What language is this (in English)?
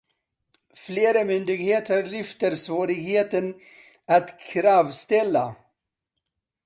Swedish